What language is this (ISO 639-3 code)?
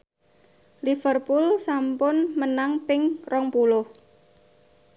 jav